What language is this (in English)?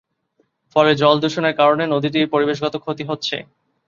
Bangla